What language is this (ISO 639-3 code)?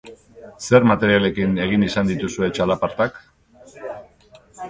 eus